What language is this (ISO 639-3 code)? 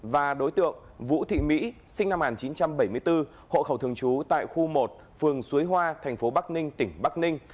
vie